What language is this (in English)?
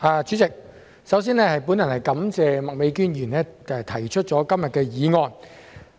Cantonese